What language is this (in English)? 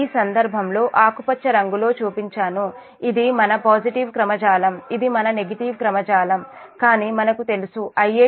Telugu